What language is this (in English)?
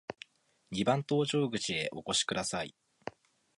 Japanese